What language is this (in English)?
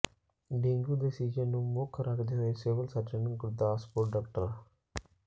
Punjabi